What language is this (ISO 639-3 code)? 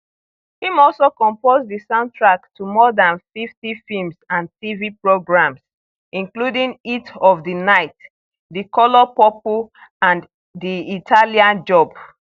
pcm